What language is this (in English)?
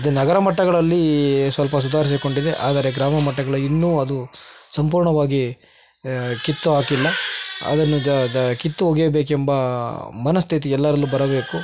Kannada